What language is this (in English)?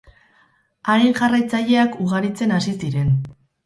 Basque